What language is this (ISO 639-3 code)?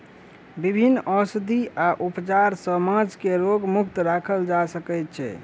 mai